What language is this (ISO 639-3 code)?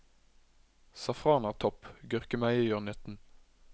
nor